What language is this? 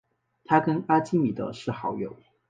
Chinese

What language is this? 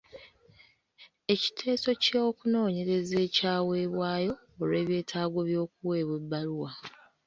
Ganda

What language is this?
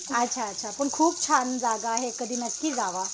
Marathi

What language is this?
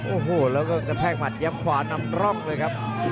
Thai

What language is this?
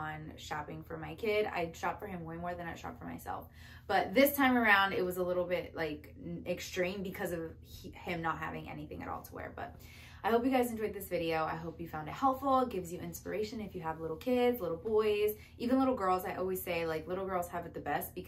English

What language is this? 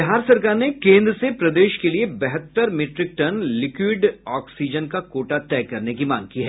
Hindi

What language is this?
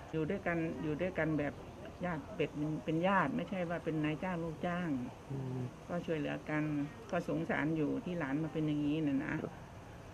Thai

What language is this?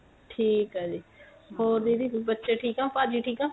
Punjabi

